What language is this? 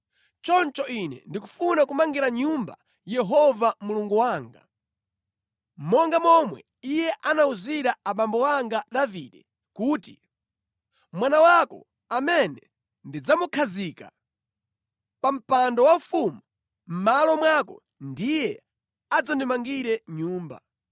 Nyanja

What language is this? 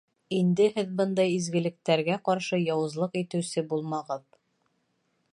Bashkir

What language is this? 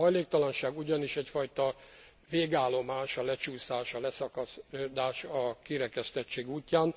Hungarian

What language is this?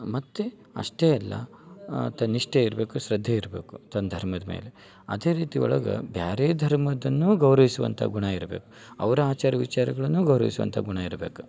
Kannada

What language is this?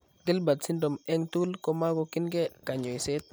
Kalenjin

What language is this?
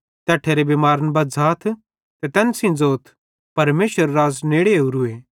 Bhadrawahi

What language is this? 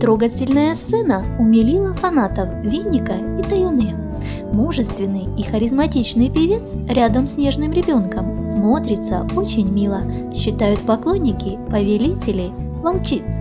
Russian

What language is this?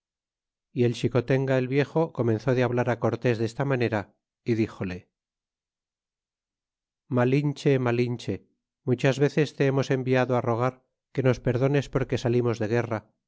Spanish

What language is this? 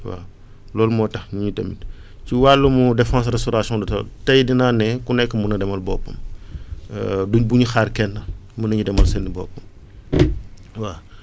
Wolof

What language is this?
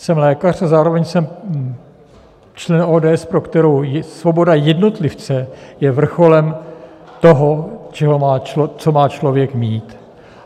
Czech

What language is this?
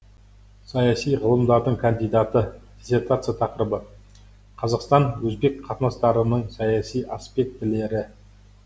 Kazakh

